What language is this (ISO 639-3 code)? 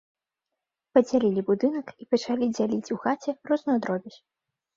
bel